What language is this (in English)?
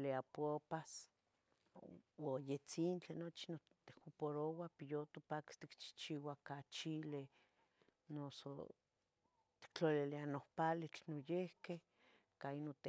Tetelcingo Nahuatl